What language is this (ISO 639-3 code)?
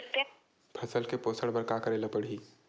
hne